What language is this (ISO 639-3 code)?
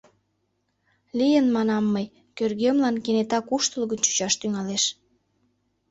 chm